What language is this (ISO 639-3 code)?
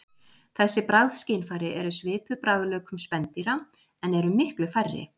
isl